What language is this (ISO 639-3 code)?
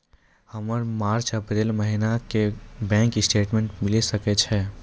mai